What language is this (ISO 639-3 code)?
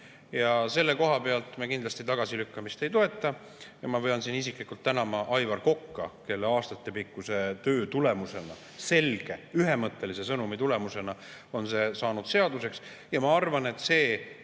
est